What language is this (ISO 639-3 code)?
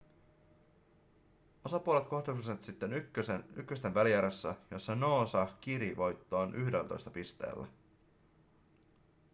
fin